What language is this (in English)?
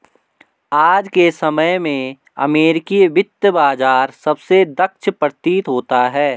Hindi